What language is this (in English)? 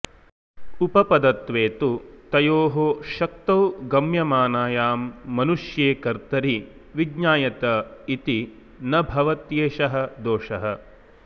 Sanskrit